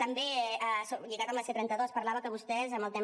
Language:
Catalan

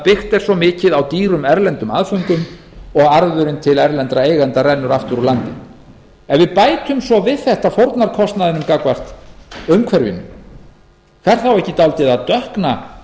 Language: Icelandic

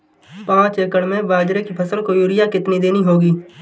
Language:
Hindi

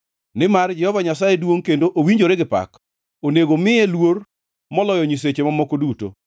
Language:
Luo (Kenya and Tanzania)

